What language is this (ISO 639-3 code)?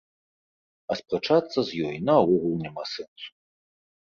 bel